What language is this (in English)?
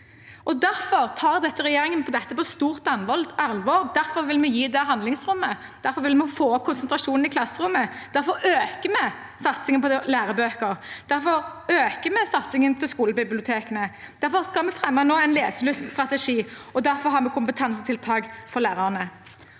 Norwegian